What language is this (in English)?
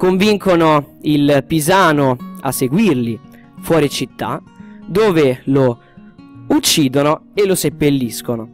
Italian